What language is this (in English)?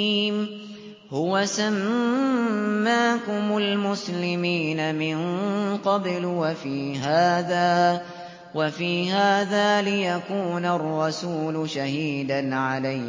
Arabic